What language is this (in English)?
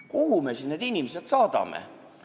Estonian